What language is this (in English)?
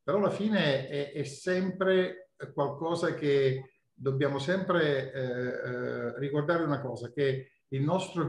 Italian